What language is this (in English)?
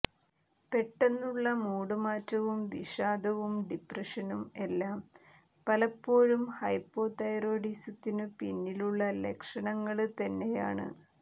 Malayalam